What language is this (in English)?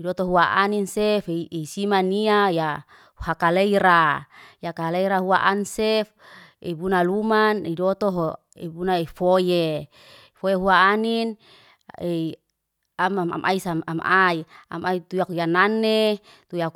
Liana-Seti